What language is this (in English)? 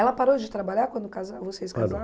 Portuguese